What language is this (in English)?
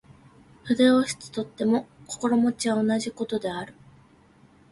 Japanese